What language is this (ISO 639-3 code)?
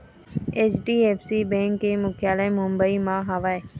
hne